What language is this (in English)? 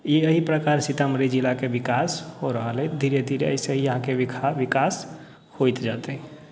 Maithili